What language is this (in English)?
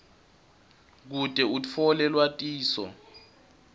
Swati